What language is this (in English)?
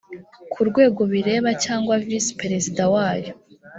Kinyarwanda